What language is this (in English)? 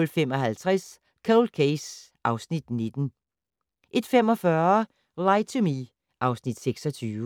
Danish